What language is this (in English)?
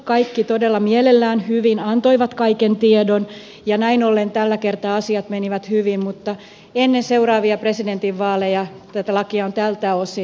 Finnish